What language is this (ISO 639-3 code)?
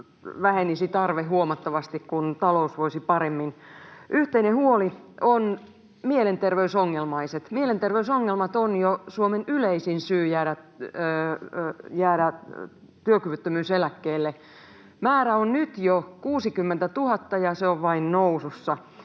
fin